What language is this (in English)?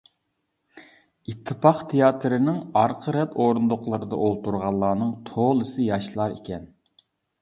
Uyghur